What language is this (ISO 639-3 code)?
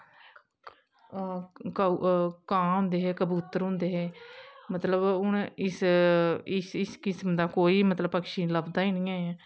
doi